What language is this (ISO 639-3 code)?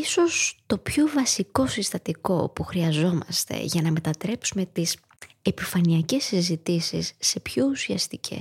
ell